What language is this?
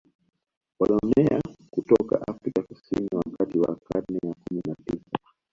Swahili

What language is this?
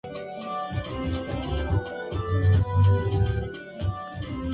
Swahili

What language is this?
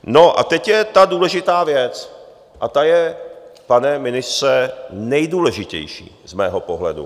Czech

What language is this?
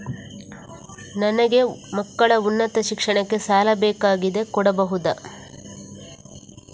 Kannada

